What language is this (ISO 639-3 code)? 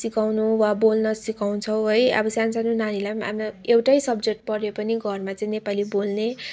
nep